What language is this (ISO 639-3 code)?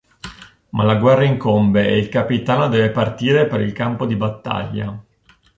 ita